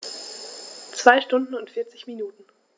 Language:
German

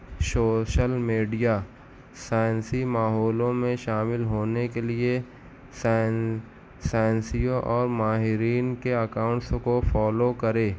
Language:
Urdu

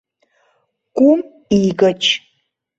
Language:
Mari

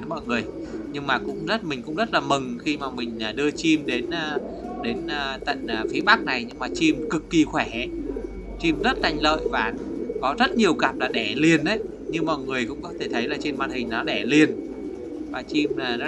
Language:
Vietnamese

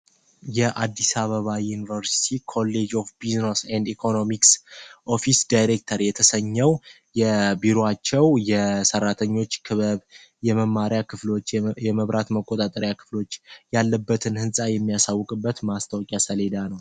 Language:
Amharic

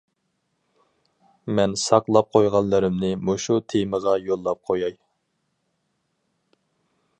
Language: Uyghur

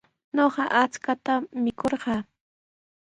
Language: Sihuas Ancash Quechua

